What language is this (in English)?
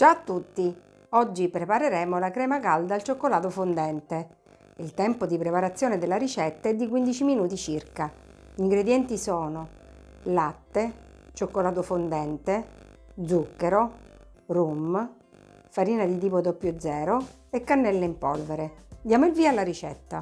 Italian